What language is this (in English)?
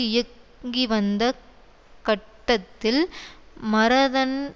Tamil